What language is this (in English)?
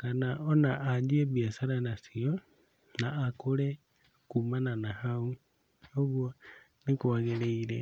Kikuyu